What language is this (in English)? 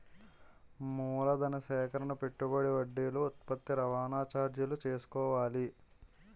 Telugu